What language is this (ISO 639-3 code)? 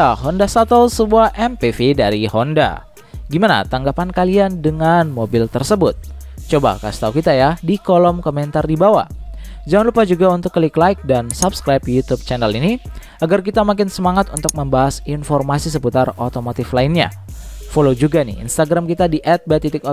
ind